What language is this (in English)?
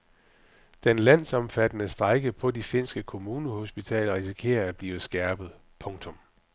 Danish